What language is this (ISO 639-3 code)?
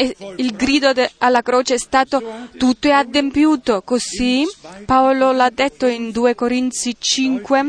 ita